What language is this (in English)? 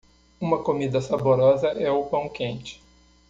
Portuguese